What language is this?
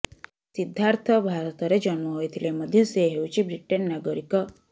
Odia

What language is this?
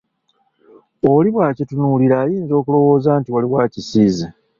Ganda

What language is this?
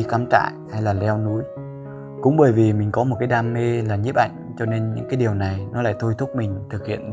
Vietnamese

